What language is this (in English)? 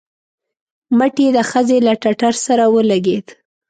Pashto